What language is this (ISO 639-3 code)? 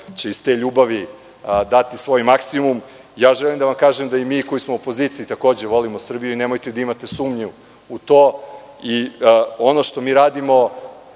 srp